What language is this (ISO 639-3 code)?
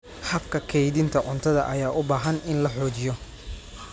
som